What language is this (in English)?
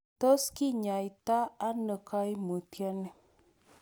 Kalenjin